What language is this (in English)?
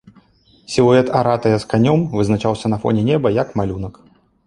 Belarusian